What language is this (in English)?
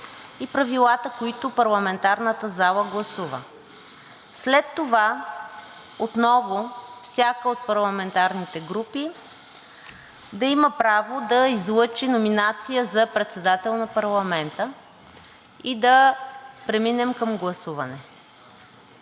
Bulgarian